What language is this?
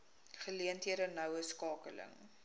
Afrikaans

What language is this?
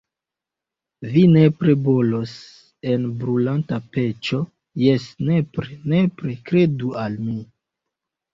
Esperanto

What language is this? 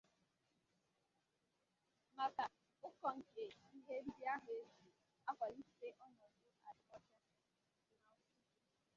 Igbo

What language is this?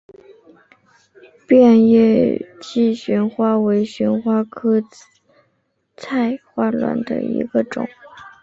Chinese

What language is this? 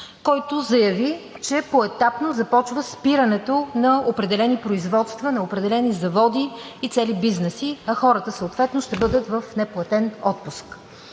Bulgarian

